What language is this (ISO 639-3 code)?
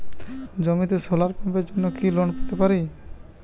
ben